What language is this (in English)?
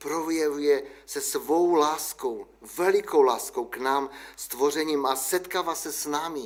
Czech